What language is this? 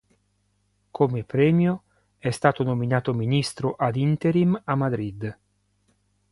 Italian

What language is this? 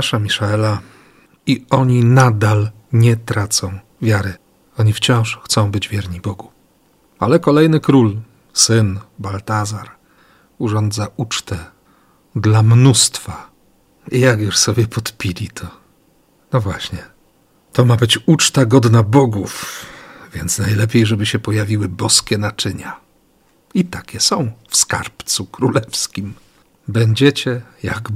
Polish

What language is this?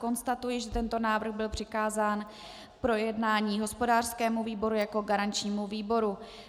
Czech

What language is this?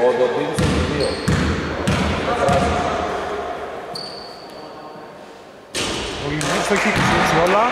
Greek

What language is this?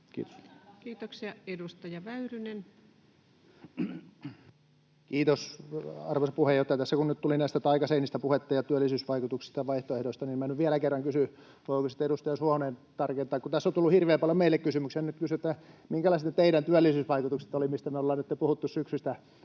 Finnish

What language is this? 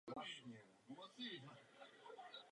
Czech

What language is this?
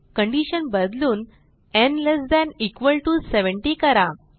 Marathi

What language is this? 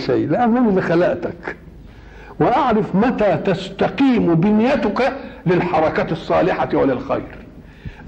Arabic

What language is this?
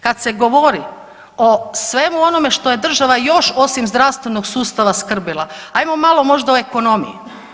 Croatian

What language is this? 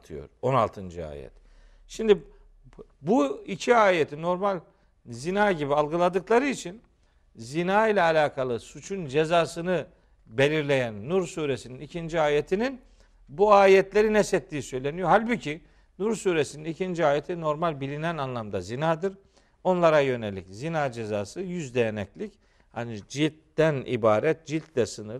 Turkish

